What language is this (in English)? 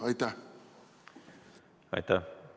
Estonian